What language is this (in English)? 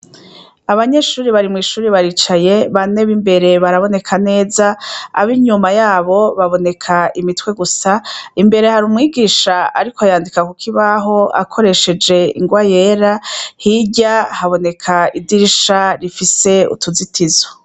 Rundi